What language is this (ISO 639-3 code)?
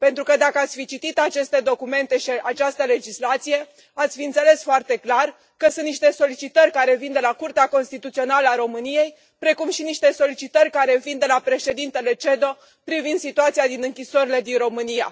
ron